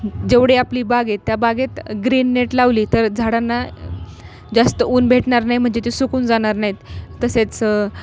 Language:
Marathi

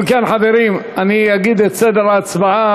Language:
Hebrew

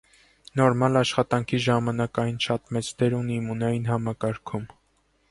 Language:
Armenian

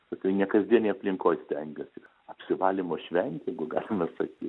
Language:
Lithuanian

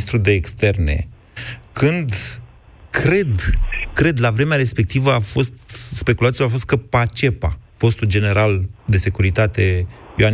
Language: Romanian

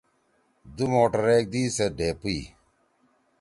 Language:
Torwali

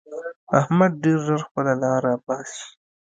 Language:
Pashto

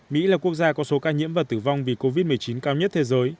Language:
Vietnamese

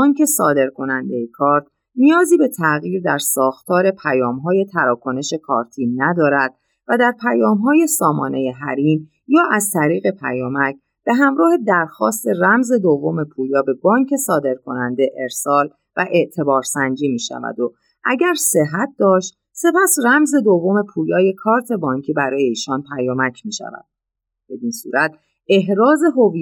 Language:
Persian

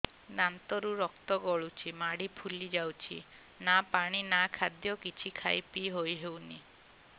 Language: Odia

